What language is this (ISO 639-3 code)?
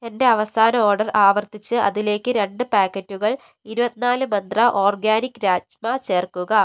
mal